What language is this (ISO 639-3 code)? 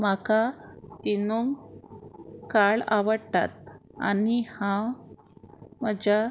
kok